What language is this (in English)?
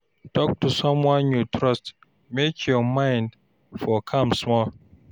Nigerian Pidgin